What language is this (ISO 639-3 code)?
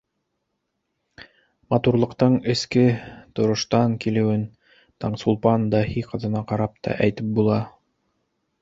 bak